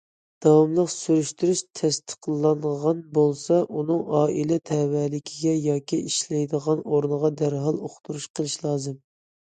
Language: Uyghur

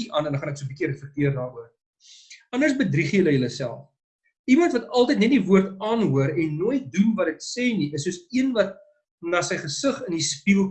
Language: Dutch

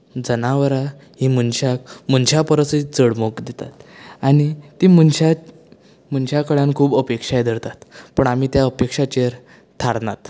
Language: Konkani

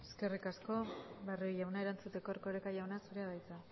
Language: Basque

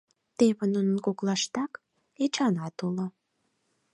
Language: Mari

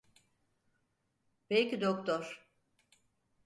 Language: Turkish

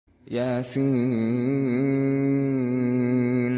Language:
Arabic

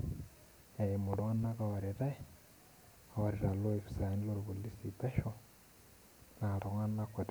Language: Masai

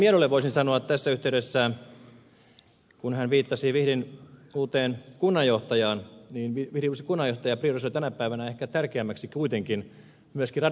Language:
Finnish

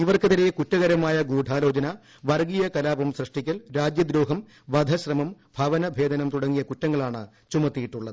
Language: Malayalam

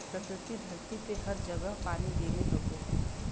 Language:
Bhojpuri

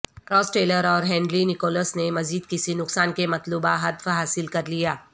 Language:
Urdu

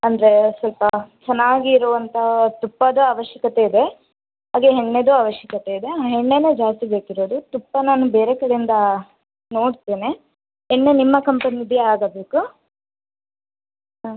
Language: Kannada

